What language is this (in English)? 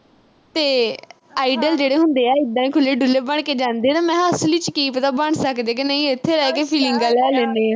Punjabi